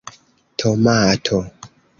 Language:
Esperanto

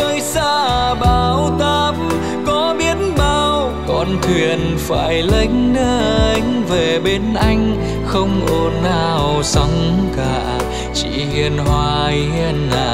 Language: Vietnamese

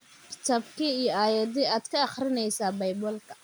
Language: Somali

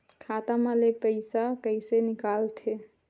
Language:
Chhattisgarhi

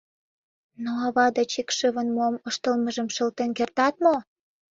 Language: Mari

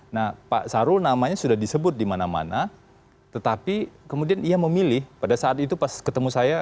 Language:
Indonesian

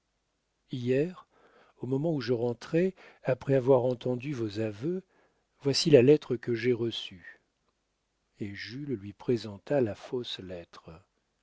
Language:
French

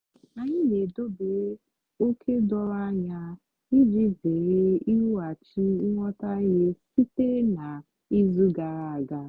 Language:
Igbo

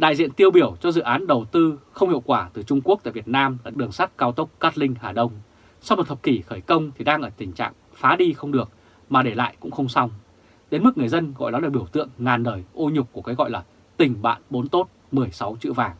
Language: Vietnamese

